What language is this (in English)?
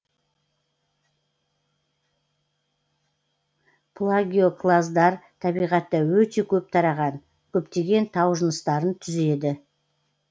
Kazakh